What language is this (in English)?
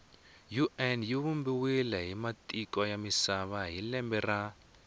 Tsonga